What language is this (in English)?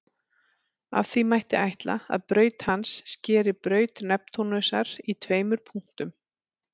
Icelandic